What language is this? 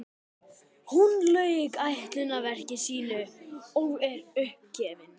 Icelandic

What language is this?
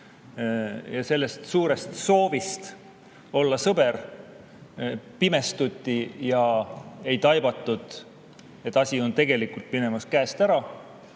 Estonian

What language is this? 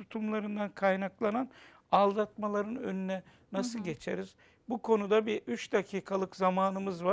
Turkish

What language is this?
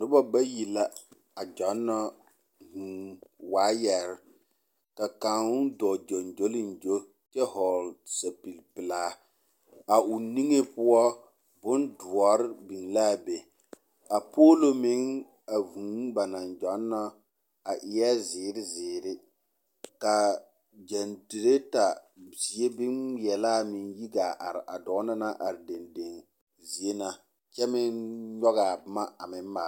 Southern Dagaare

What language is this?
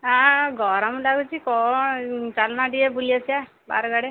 Odia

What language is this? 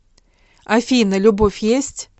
Russian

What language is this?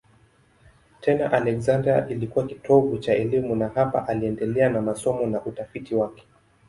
Swahili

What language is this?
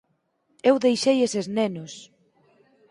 Galician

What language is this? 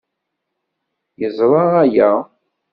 Kabyle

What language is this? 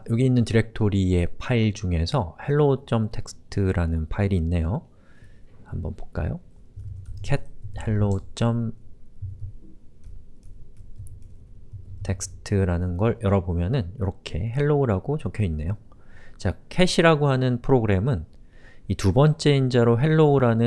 Korean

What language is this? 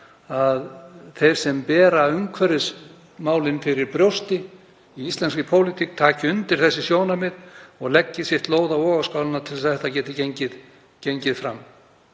Icelandic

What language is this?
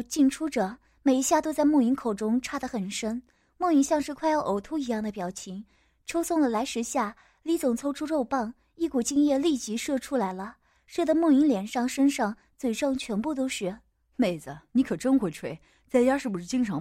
Chinese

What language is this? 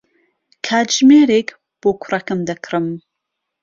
Central Kurdish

